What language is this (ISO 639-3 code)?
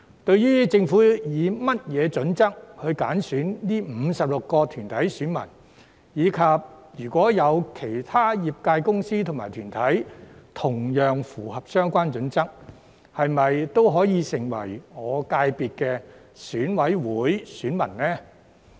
yue